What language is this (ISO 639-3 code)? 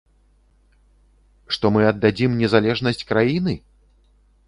bel